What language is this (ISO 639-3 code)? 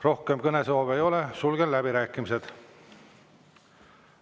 est